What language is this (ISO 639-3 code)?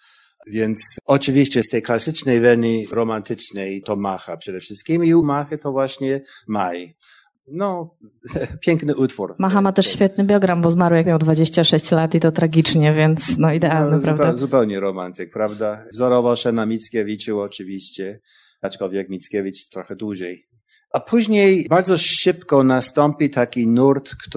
pol